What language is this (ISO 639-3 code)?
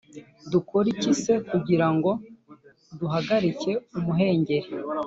kin